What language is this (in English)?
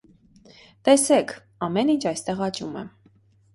Armenian